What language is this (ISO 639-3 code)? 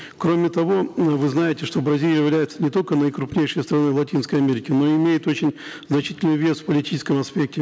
kaz